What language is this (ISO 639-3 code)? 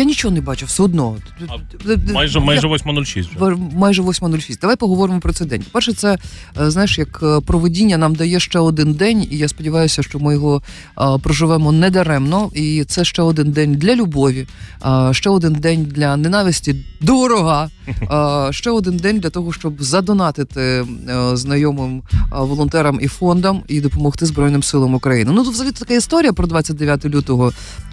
ukr